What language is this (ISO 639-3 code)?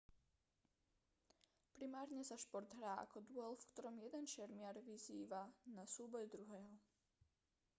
slk